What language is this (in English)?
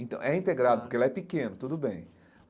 Portuguese